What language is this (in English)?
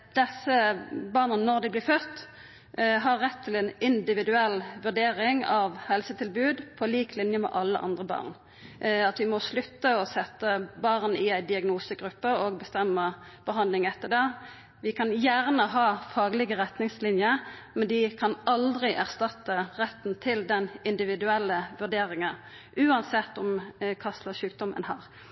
Norwegian Nynorsk